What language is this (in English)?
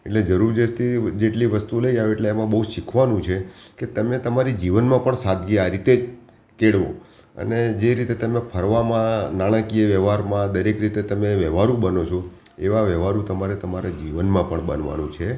Gujarati